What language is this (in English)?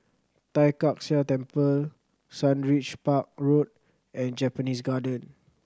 English